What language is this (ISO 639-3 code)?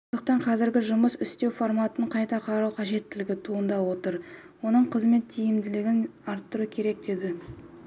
kaz